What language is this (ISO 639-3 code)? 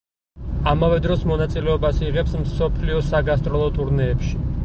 kat